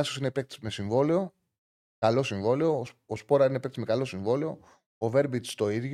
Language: Greek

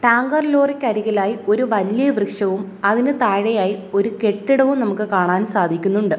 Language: Malayalam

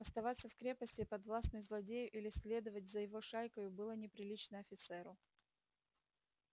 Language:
Russian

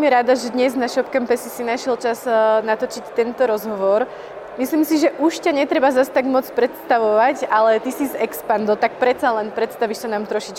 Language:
Czech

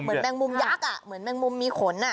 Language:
Thai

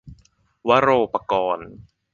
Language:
Thai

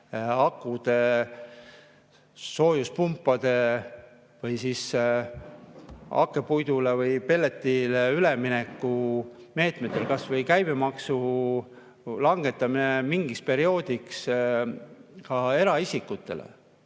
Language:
Estonian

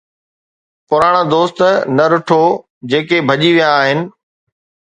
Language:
Sindhi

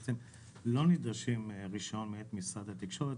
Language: Hebrew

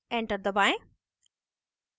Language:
Hindi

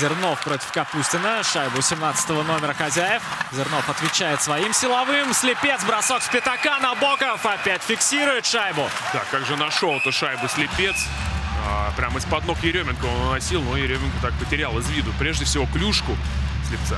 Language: Russian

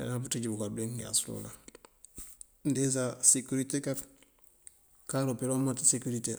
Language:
Mandjak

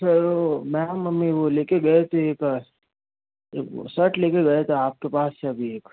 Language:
Hindi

